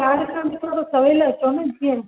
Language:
Sindhi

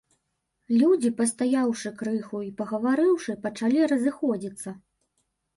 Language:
Belarusian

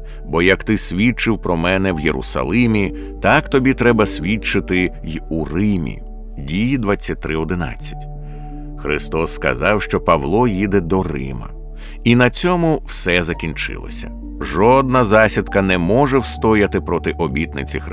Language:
Ukrainian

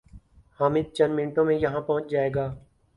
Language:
Urdu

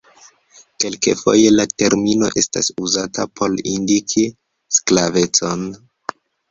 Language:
Esperanto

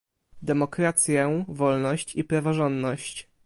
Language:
Polish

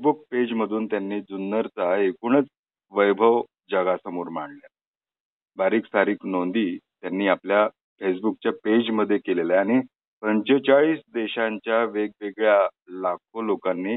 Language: Marathi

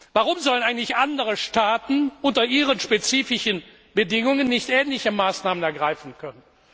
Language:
German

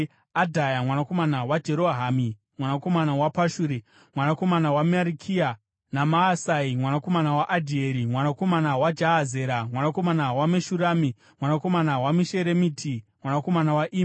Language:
Shona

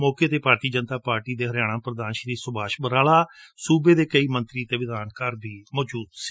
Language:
Punjabi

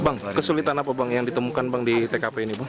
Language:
Indonesian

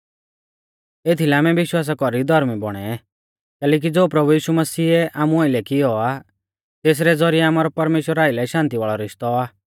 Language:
Mahasu Pahari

